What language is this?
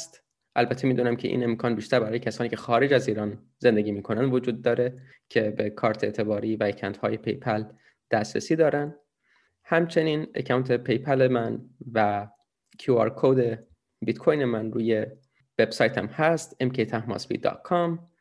Persian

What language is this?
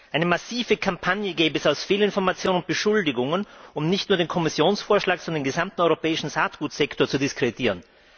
German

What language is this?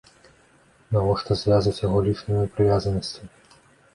Belarusian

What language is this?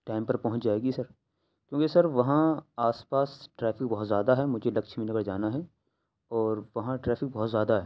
Urdu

